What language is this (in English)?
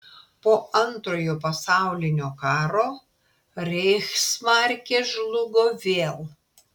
Lithuanian